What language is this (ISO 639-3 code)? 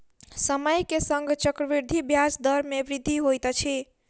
mai